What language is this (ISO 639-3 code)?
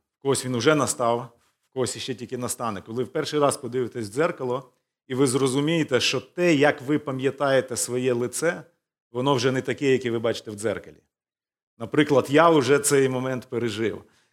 ukr